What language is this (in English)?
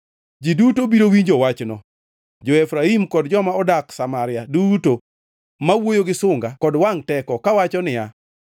Luo (Kenya and Tanzania)